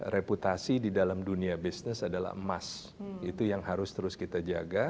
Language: Indonesian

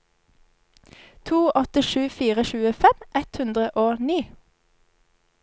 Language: Norwegian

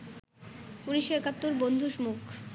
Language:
Bangla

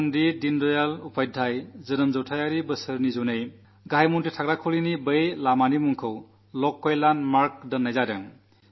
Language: Malayalam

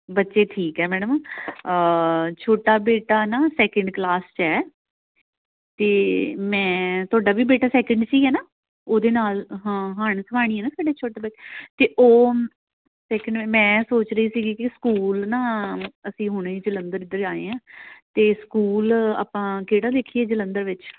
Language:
Punjabi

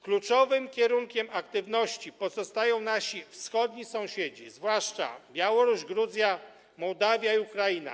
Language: Polish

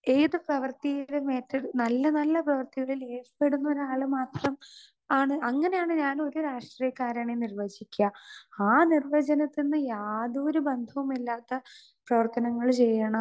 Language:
Malayalam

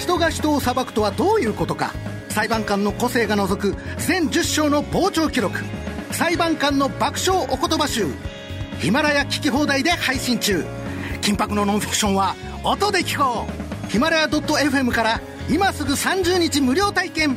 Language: Japanese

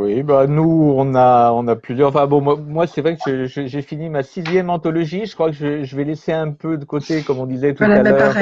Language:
French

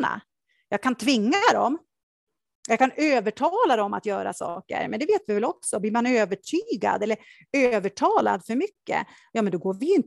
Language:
Swedish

